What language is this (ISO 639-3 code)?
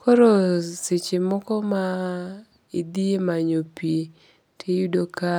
luo